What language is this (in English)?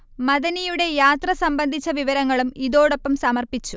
Malayalam